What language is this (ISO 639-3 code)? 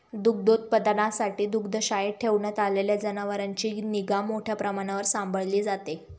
mar